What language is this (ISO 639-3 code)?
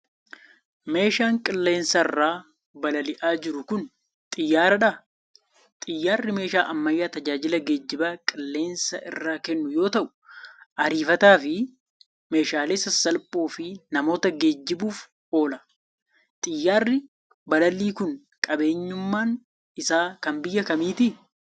orm